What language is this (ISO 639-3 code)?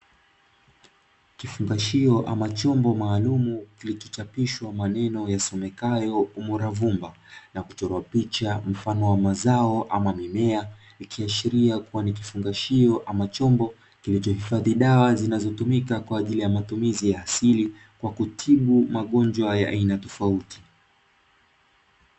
swa